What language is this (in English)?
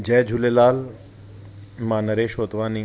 Sindhi